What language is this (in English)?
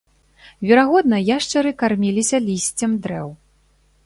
Belarusian